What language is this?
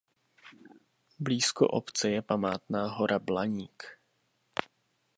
Czech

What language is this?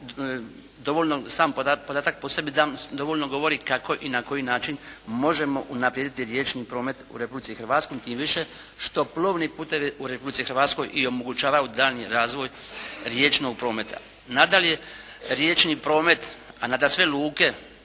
Croatian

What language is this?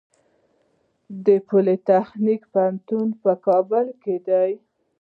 Pashto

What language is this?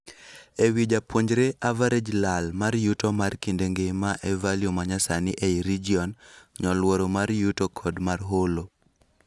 Luo (Kenya and Tanzania)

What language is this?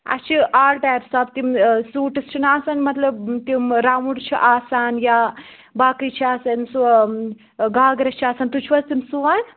Kashmiri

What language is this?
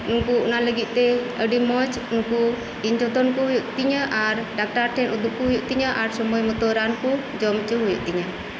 Santali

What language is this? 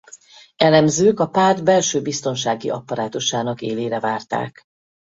Hungarian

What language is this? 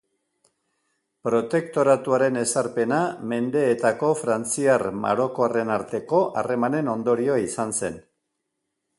Basque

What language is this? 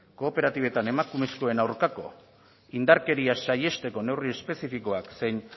Basque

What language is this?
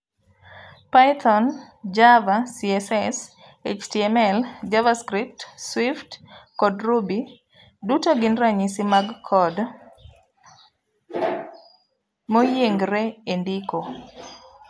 Luo (Kenya and Tanzania)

